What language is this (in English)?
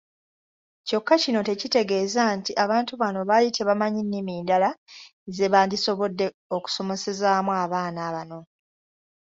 Ganda